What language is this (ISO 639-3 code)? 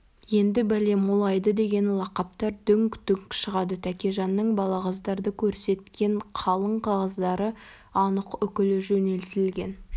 kaz